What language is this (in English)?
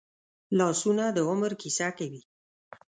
Pashto